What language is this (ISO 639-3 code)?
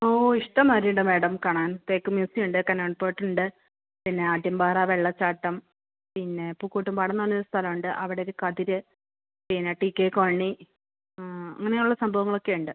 mal